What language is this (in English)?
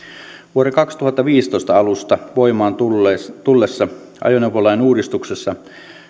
Finnish